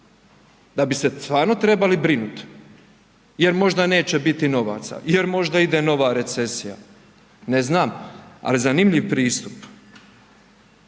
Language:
Croatian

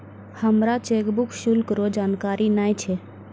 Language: Maithili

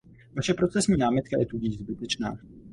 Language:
Czech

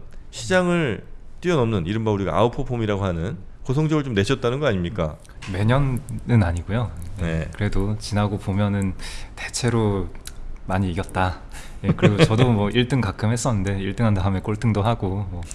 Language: Korean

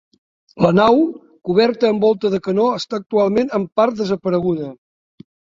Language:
Catalan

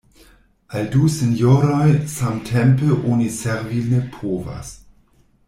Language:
Esperanto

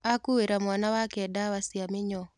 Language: Kikuyu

